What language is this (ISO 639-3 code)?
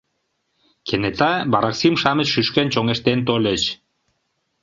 chm